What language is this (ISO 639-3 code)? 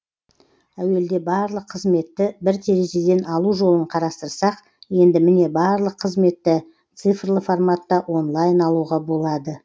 kaz